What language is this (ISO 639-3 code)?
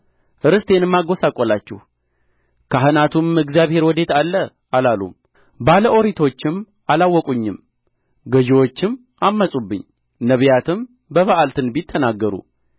amh